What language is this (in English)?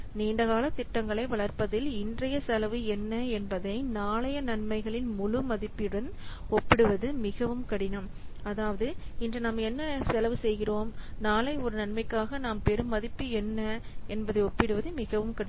Tamil